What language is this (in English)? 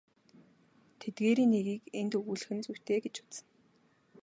Mongolian